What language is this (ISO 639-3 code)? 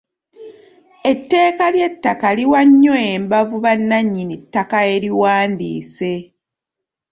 lug